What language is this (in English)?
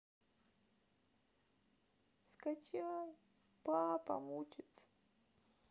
Russian